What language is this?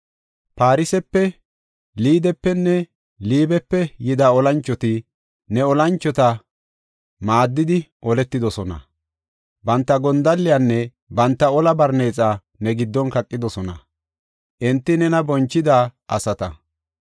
Gofa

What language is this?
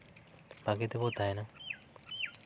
Santali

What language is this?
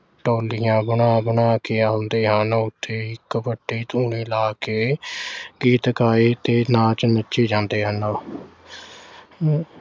Punjabi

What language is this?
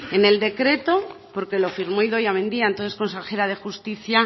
Spanish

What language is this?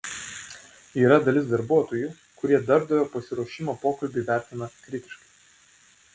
Lithuanian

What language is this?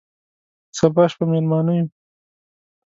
Pashto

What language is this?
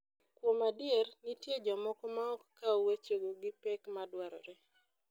Luo (Kenya and Tanzania)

